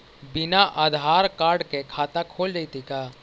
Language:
Magahi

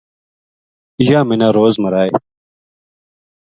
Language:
Gujari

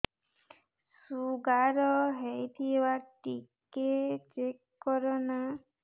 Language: Odia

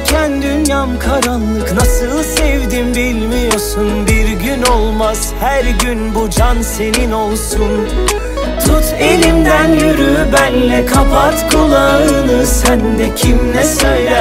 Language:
Turkish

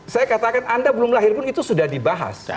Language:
Indonesian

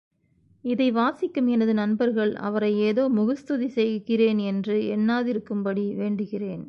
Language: Tamil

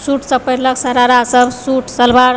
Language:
Maithili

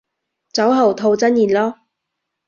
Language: Cantonese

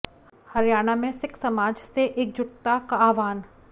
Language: Hindi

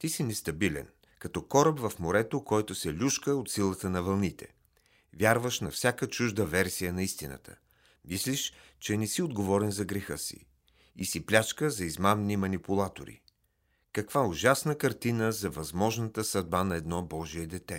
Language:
Bulgarian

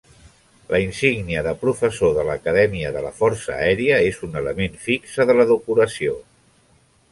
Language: Catalan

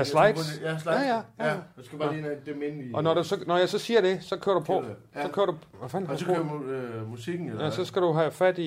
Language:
Danish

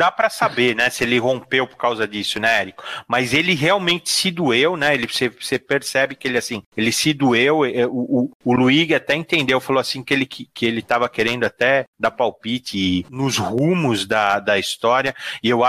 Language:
Portuguese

